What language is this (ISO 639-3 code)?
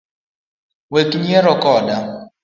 luo